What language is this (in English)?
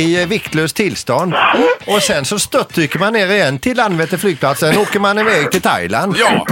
Swedish